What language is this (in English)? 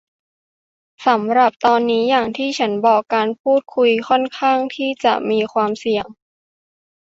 Thai